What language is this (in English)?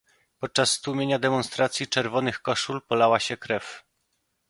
Polish